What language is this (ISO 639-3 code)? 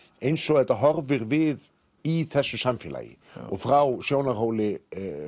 isl